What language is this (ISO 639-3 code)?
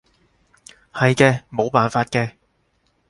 yue